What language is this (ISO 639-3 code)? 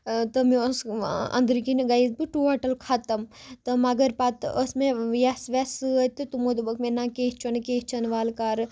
kas